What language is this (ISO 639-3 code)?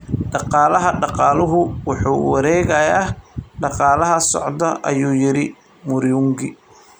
som